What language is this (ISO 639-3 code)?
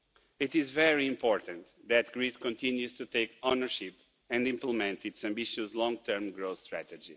eng